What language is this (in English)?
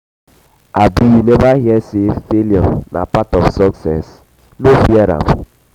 Nigerian Pidgin